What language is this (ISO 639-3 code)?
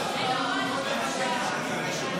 heb